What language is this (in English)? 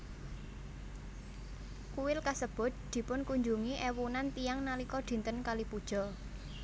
Javanese